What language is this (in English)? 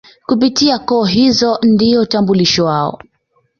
Swahili